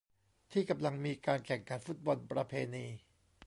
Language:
Thai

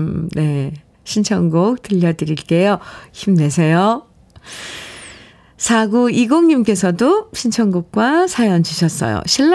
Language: Korean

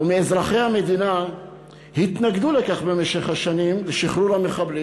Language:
Hebrew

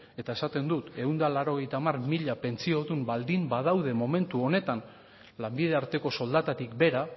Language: Basque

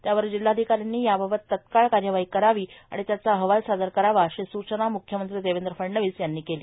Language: Marathi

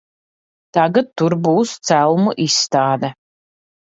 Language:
Latvian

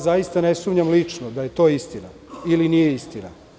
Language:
Serbian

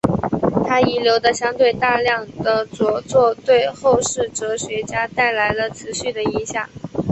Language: Chinese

